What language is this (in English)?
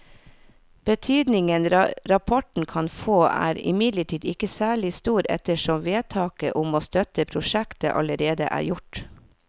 Norwegian